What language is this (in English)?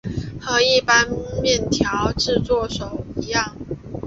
Chinese